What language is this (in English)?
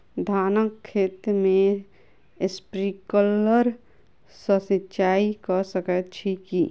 Maithili